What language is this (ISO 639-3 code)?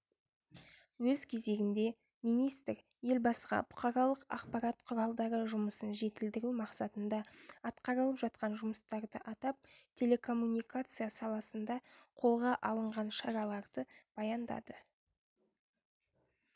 kaz